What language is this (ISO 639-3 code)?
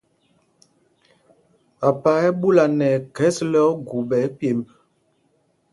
mgg